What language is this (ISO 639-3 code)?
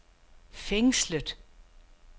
dan